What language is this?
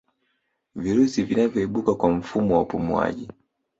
Swahili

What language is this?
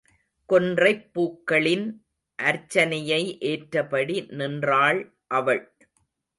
Tamil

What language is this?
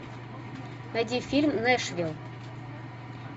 Russian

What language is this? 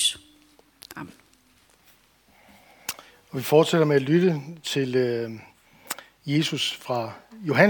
Danish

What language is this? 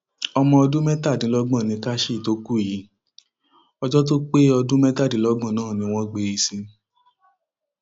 Yoruba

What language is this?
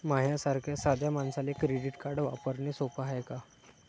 Marathi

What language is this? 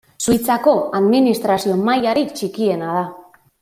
Basque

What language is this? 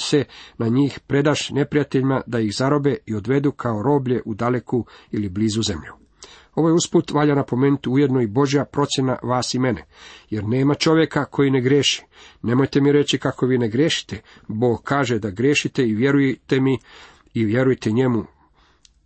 Croatian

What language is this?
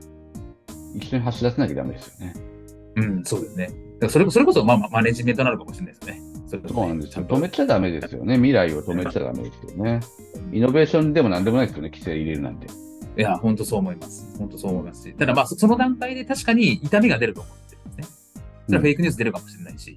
Japanese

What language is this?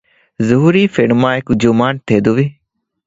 Divehi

